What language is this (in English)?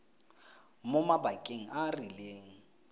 Tswana